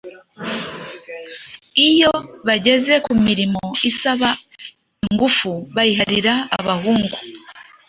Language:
Kinyarwanda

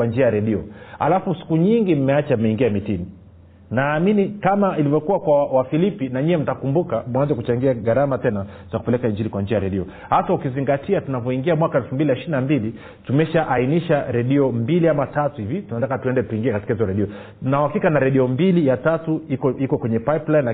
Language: Swahili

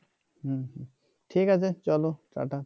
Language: Bangla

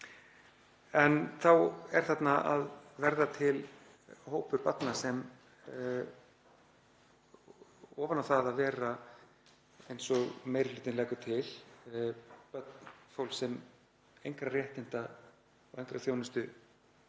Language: Icelandic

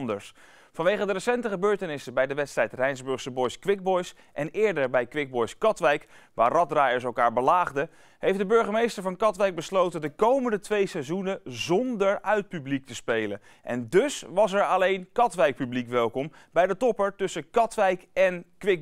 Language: Dutch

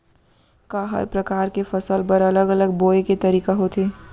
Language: Chhattisgarhi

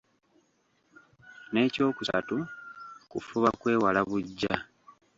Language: Ganda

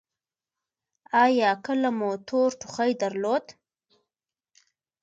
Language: Pashto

